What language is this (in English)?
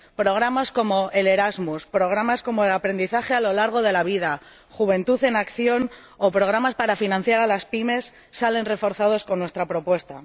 Spanish